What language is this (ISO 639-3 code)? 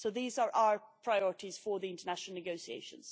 eng